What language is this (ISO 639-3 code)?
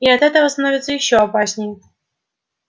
rus